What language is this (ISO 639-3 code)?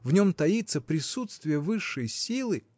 rus